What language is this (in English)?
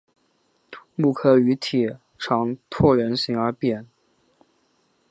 Chinese